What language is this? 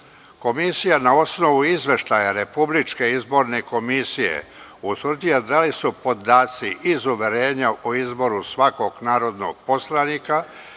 Serbian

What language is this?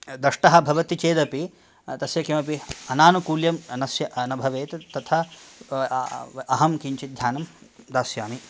Sanskrit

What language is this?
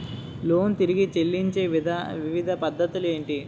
Telugu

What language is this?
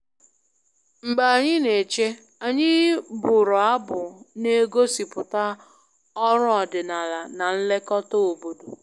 Igbo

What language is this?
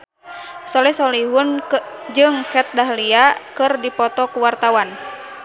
Sundanese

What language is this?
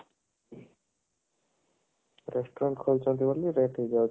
Odia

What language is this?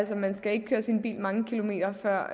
Danish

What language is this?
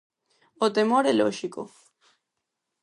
Galician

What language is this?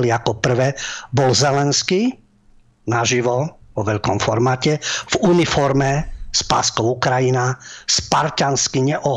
Slovak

